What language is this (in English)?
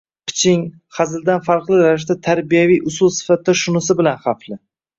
Uzbek